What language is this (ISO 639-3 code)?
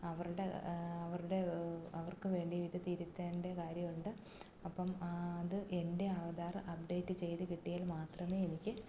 mal